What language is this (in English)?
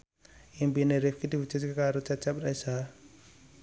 Javanese